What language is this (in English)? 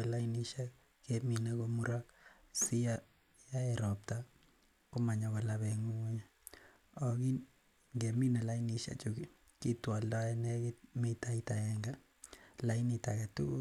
Kalenjin